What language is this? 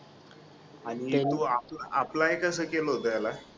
Marathi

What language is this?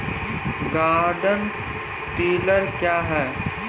Maithili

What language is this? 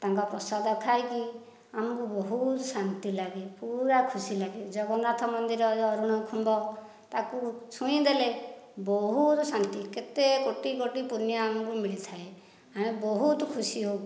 Odia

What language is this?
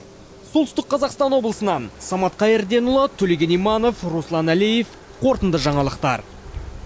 Kazakh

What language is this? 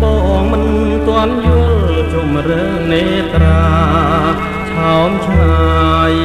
Thai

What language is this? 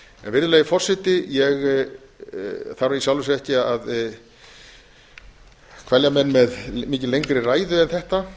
Icelandic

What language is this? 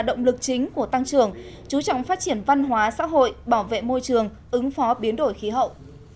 Vietnamese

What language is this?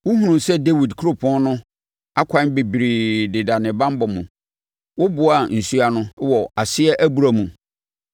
Akan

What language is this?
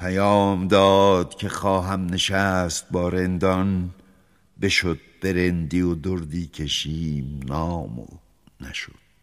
Persian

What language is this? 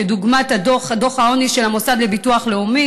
Hebrew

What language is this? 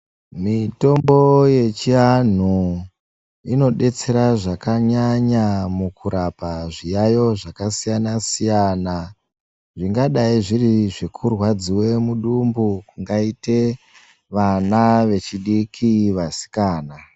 Ndau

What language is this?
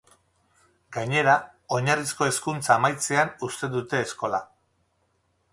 Basque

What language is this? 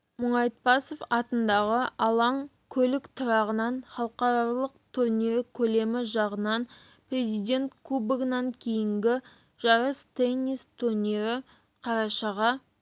Kazakh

